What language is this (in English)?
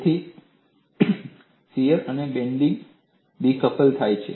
Gujarati